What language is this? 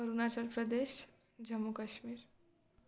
Gujarati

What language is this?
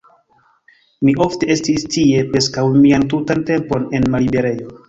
Esperanto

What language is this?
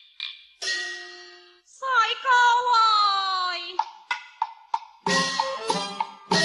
Chinese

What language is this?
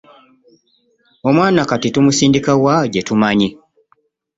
Ganda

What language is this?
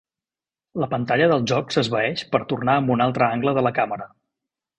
Catalan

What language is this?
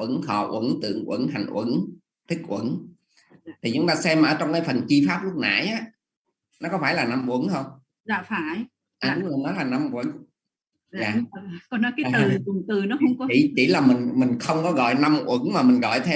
Vietnamese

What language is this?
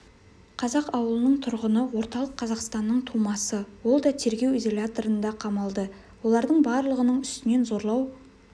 Kazakh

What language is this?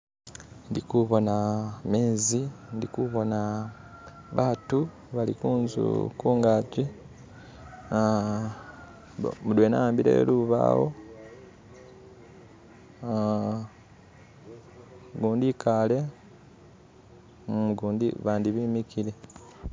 Masaaba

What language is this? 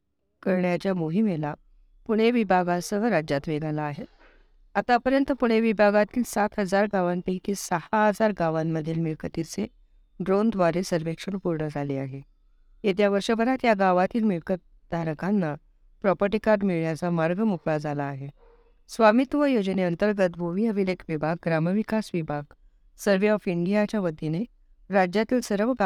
Marathi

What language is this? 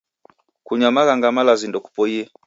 Taita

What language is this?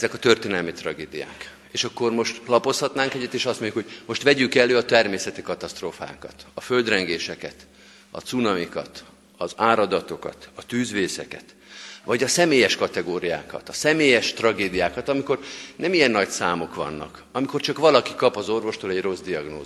Hungarian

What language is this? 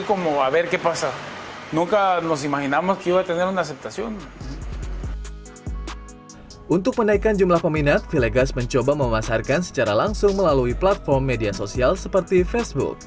Indonesian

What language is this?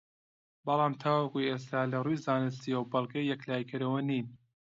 Central Kurdish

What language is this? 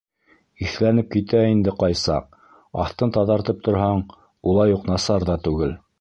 Bashkir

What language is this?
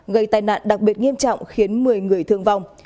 Vietnamese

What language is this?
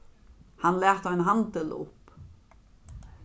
Faroese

